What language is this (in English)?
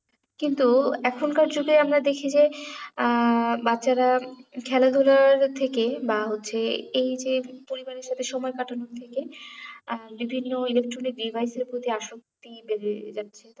Bangla